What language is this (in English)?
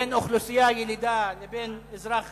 Hebrew